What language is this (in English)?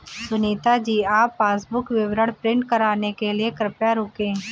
Hindi